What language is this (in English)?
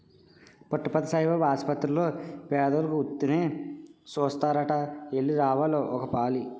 Telugu